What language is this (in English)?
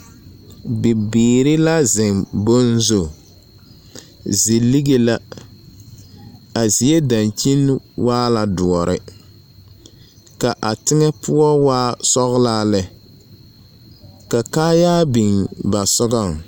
Southern Dagaare